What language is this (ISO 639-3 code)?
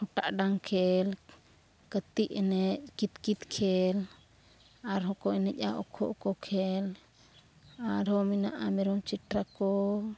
sat